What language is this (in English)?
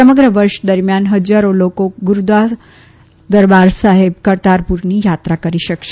Gujarati